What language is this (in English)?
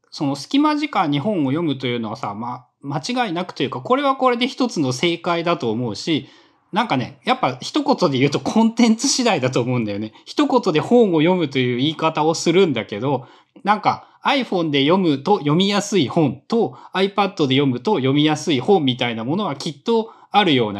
Japanese